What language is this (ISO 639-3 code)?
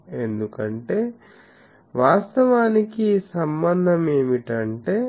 tel